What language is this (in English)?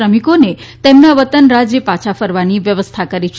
Gujarati